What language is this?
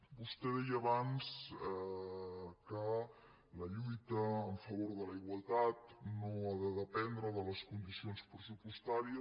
Catalan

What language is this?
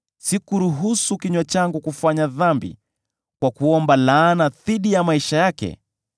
Swahili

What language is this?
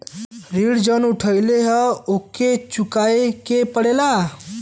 Bhojpuri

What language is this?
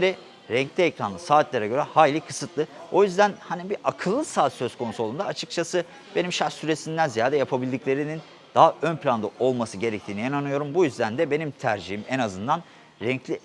Turkish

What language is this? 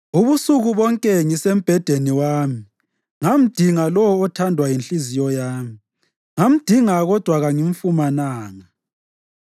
North Ndebele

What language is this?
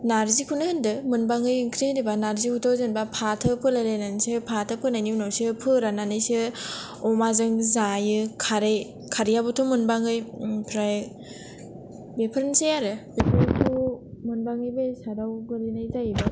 Bodo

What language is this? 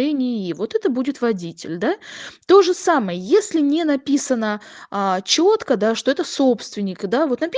Russian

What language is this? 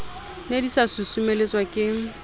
Southern Sotho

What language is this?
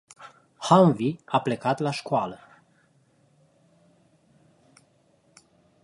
Romanian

